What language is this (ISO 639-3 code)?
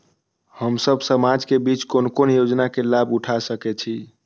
mai